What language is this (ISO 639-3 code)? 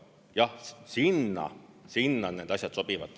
est